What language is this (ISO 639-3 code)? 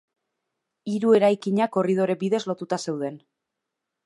eus